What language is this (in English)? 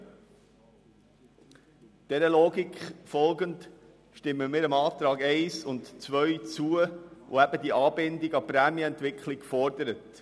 Swiss German